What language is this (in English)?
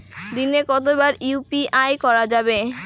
Bangla